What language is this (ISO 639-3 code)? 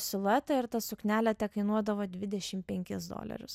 lit